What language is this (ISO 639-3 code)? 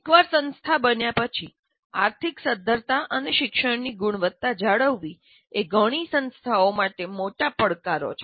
guj